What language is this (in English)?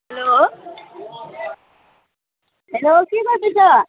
Nepali